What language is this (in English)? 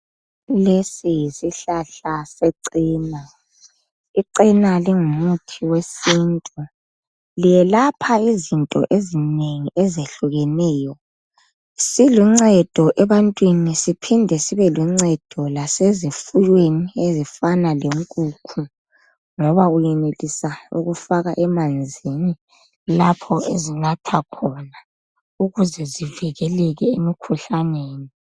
North Ndebele